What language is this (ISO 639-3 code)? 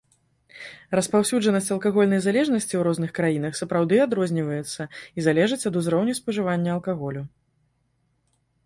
bel